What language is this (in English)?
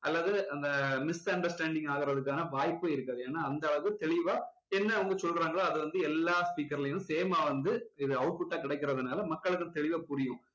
Tamil